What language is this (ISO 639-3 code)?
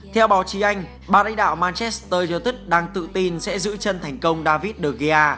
vie